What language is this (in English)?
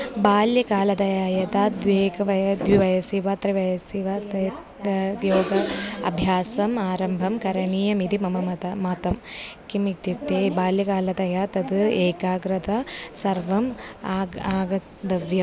Sanskrit